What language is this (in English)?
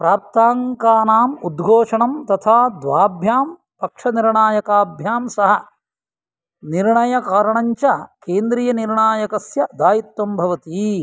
Sanskrit